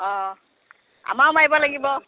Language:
Assamese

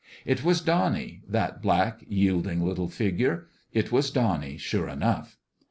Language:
English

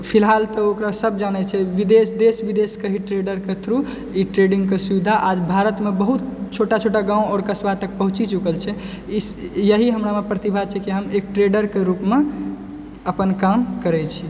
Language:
Maithili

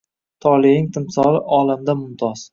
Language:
Uzbek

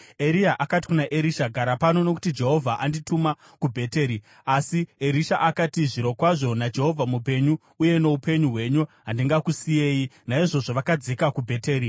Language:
Shona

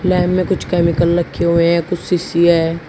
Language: Hindi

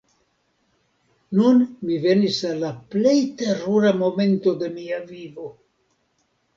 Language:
Esperanto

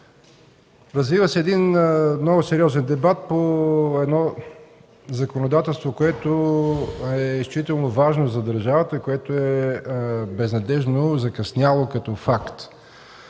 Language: Bulgarian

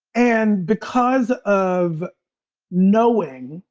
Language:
English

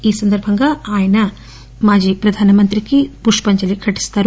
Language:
Telugu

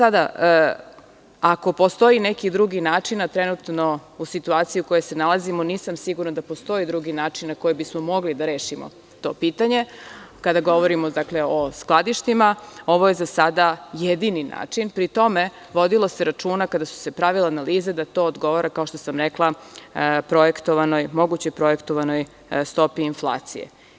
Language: Serbian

